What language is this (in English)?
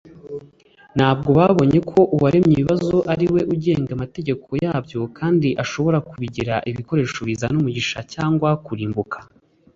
Kinyarwanda